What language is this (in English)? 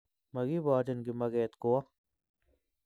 Kalenjin